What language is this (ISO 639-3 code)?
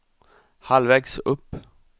swe